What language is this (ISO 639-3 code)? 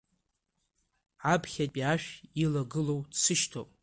abk